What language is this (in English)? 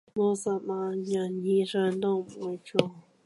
Cantonese